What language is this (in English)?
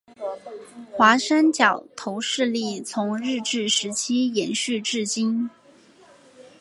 Chinese